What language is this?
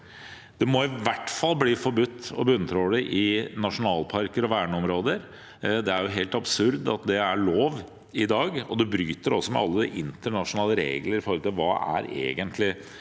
Norwegian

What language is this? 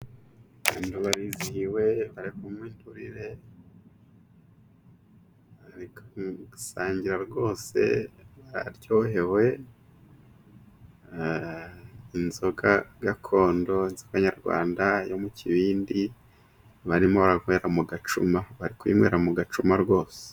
Kinyarwanda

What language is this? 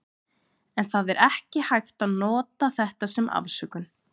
Icelandic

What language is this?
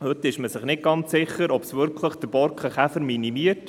Swiss German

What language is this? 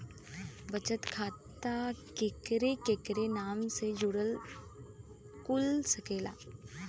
Bhojpuri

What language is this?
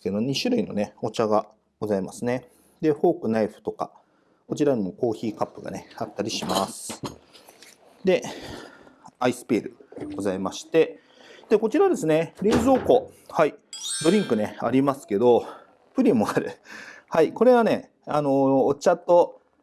Japanese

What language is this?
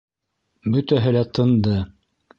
Bashkir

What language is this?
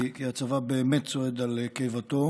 Hebrew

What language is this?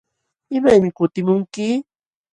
Jauja Wanca Quechua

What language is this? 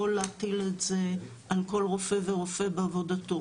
Hebrew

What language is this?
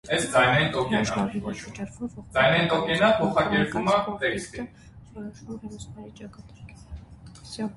Armenian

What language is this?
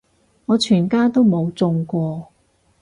Cantonese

